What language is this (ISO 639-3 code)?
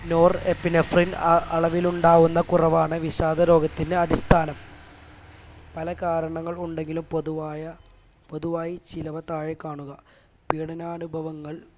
mal